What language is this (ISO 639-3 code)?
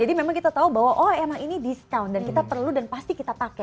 ind